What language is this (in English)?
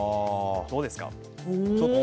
Japanese